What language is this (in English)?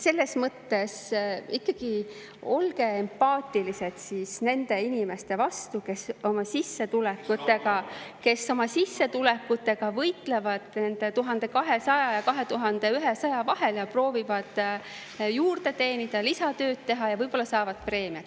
Estonian